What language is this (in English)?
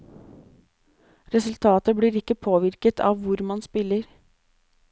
Norwegian